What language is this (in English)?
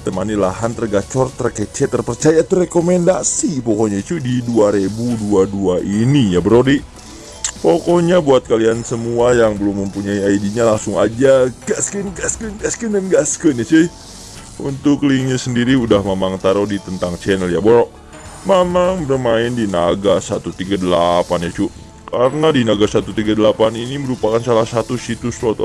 Indonesian